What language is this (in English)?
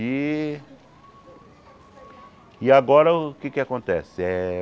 Portuguese